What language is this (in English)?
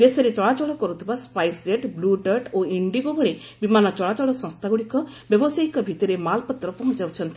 Odia